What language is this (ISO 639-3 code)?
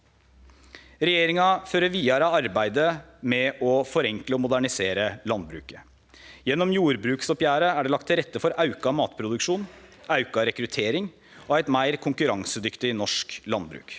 nor